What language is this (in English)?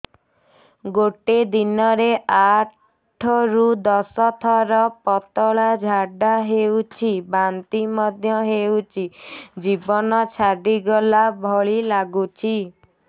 Odia